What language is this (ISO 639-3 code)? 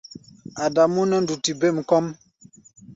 gba